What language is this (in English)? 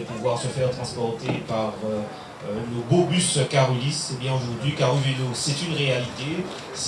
French